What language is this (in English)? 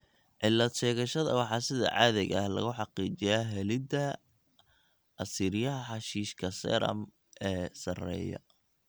Somali